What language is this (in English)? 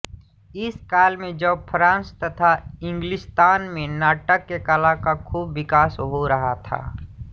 Hindi